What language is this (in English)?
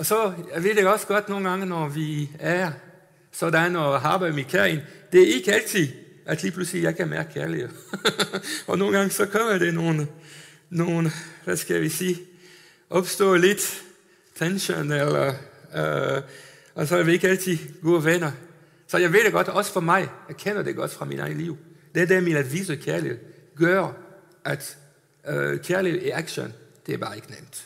Danish